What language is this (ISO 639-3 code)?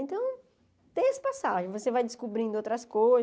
por